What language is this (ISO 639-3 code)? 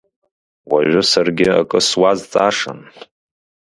abk